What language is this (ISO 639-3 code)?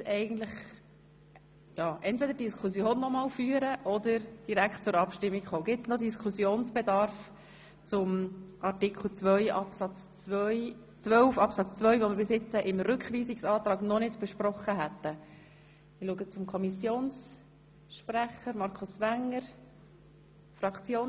gsw